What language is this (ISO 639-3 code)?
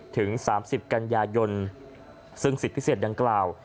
tha